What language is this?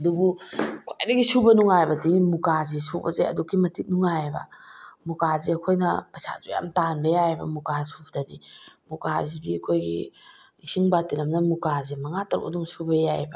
Manipuri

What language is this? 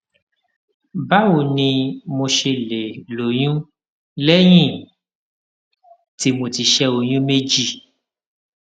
Yoruba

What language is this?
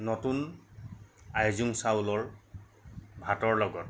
Assamese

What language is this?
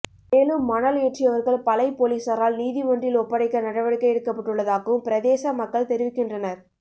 Tamil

